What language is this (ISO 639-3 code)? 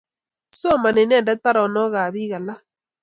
kln